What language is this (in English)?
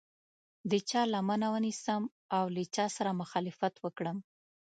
Pashto